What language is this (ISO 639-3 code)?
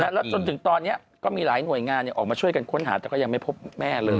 tha